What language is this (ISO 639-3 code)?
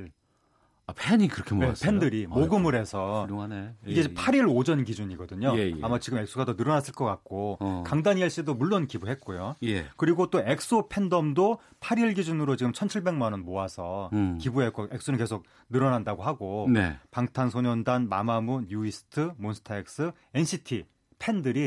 kor